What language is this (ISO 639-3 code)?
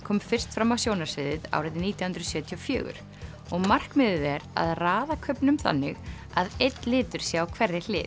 isl